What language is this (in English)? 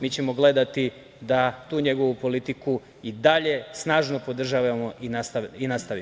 Serbian